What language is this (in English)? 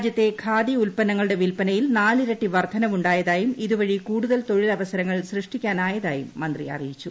Malayalam